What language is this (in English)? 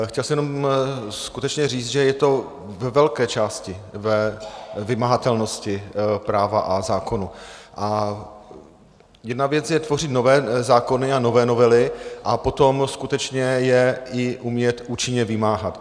Czech